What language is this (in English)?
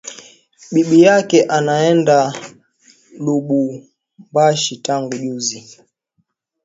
Swahili